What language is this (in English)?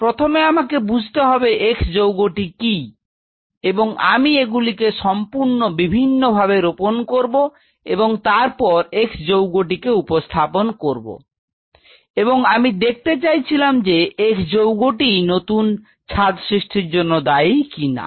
Bangla